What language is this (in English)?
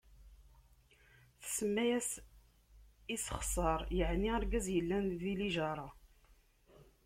Kabyle